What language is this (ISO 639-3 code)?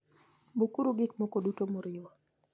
luo